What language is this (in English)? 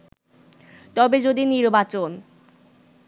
Bangla